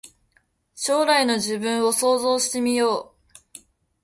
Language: Japanese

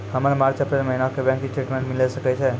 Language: Maithili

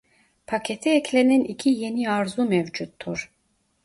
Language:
Turkish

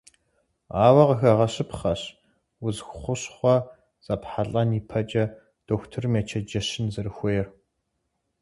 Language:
Kabardian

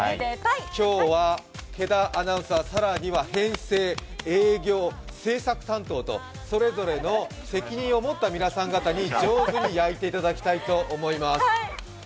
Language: Japanese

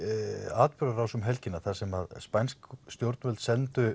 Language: Icelandic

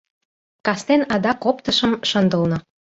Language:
Mari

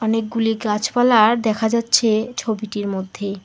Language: Bangla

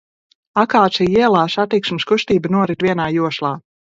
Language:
Latvian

